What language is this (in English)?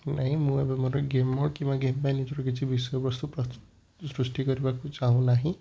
Odia